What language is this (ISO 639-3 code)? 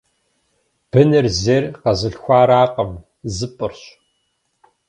kbd